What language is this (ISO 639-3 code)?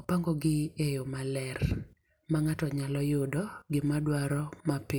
luo